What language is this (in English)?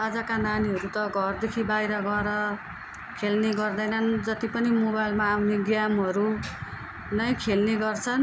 Nepali